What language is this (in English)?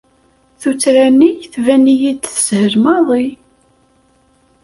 Kabyle